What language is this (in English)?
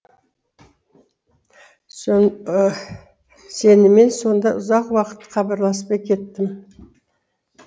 Kazakh